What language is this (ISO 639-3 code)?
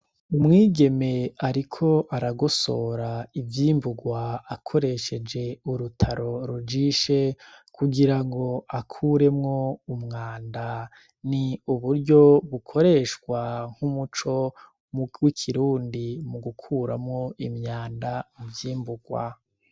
run